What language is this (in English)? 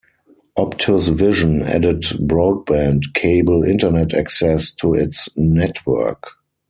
English